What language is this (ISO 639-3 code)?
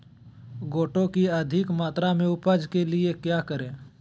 mag